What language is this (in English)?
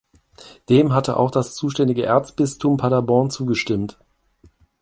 German